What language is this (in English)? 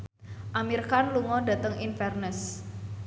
Javanese